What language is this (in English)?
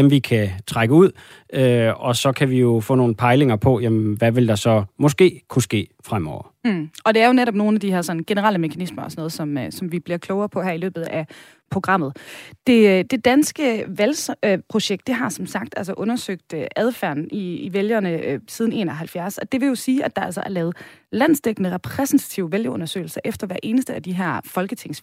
Danish